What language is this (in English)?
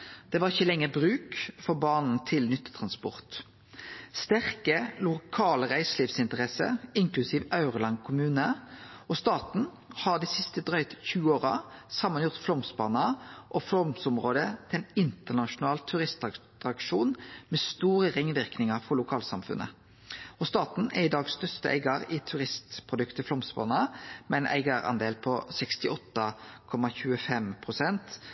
Norwegian Nynorsk